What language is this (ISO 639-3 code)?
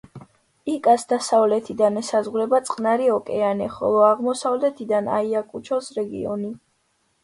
kat